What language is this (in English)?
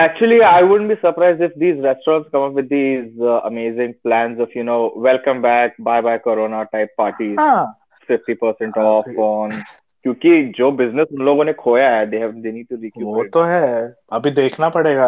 Hindi